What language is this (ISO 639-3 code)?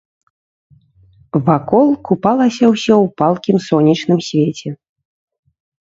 bel